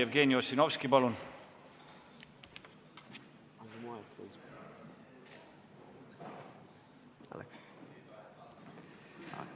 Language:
Estonian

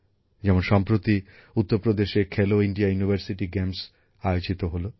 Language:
Bangla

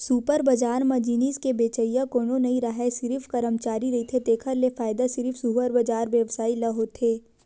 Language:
Chhattisgarhi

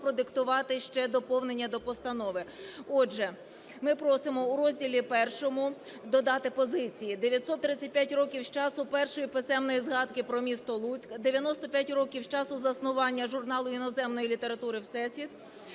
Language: Ukrainian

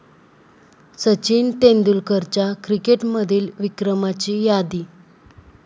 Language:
Marathi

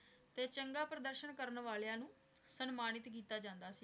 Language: Punjabi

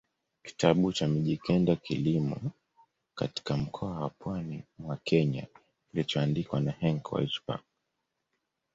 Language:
Swahili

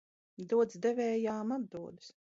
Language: Latvian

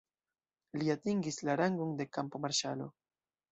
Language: Esperanto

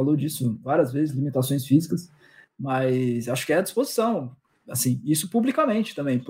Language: Portuguese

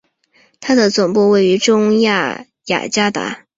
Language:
Chinese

